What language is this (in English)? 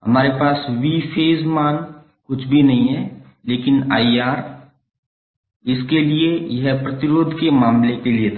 Hindi